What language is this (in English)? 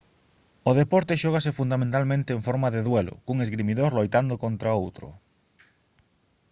Galician